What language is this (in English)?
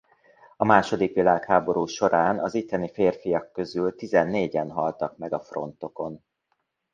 Hungarian